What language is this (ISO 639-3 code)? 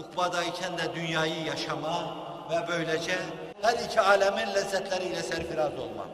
tur